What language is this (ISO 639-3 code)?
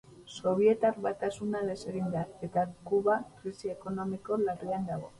eus